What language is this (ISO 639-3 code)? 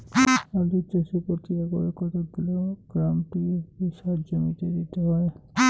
ben